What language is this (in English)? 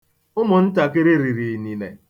Igbo